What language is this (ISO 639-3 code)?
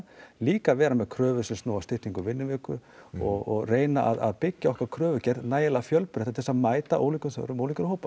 isl